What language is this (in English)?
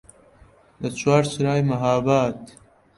Central Kurdish